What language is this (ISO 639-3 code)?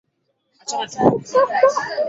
swa